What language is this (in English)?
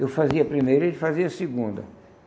Portuguese